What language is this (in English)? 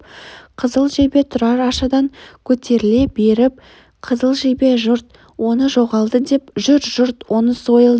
Kazakh